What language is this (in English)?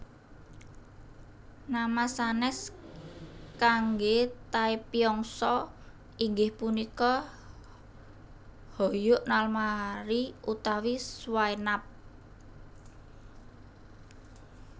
Javanese